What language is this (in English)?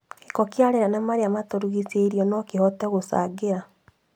Kikuyu